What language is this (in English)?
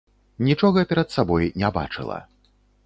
Belarusian